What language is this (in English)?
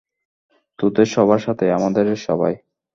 Bangla